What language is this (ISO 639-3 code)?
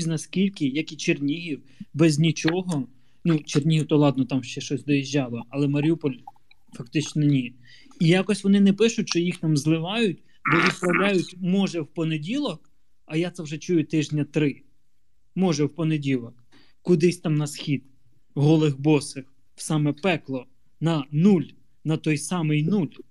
ukr